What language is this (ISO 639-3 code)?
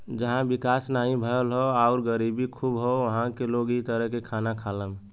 bho